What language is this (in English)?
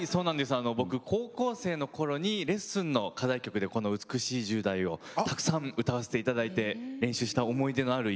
Japanese